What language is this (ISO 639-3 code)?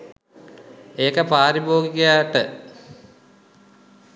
sin